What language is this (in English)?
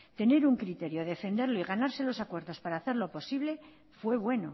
Spanish